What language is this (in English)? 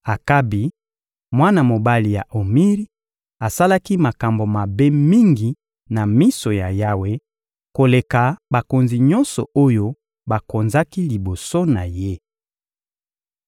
Lingala